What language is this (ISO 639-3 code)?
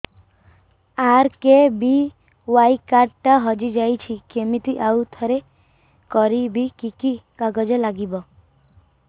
ori